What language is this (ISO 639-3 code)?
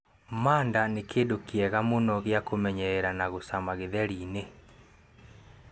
kik